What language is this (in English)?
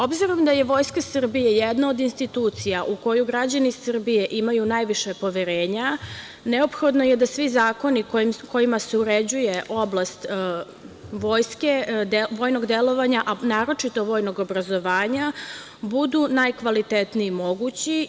Serbian